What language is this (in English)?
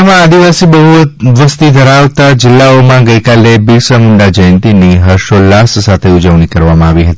Gujarati